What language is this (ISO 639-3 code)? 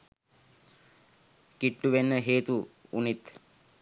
sin